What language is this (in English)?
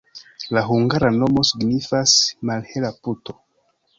Esperanto